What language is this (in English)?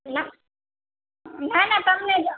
Gujarati